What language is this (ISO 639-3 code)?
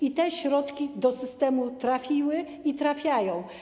pol